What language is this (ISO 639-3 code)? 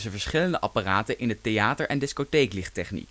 nld